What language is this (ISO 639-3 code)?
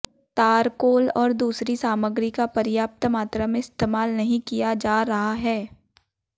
hin